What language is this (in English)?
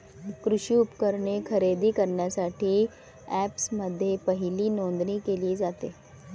Marathi